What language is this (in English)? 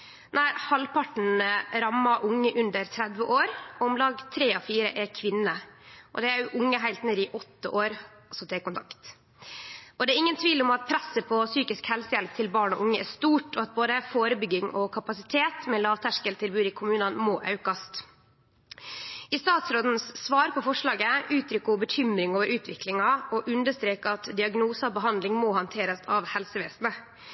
Norwegian Nynorsk